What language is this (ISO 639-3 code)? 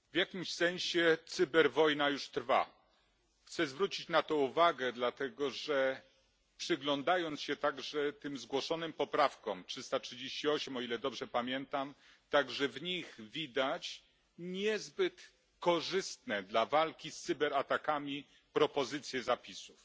pol